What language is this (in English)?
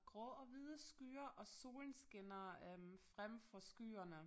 Danish